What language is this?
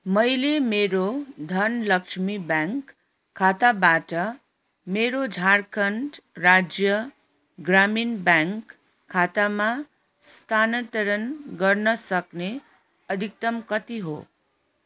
Nepali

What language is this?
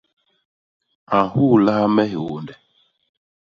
Basaa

